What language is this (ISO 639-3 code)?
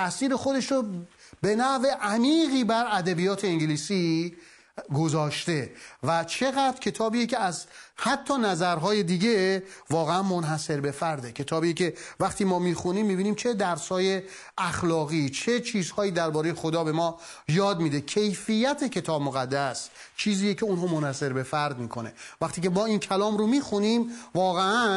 fas